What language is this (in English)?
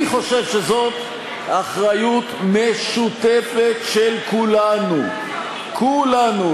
Hebrew